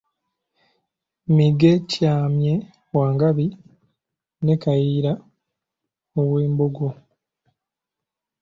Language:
Ganda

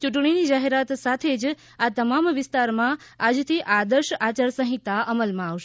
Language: Gujarati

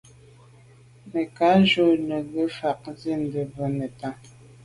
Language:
Medumba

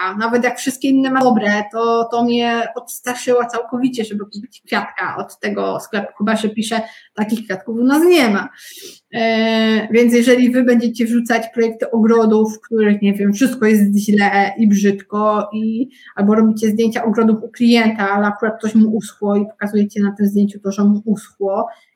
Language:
Polish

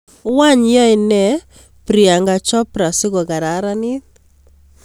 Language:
Kalenjin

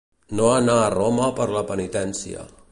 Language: Catalan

